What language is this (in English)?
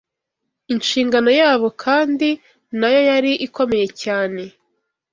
Kinyarwanda